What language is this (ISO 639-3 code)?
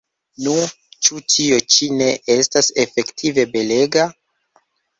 epo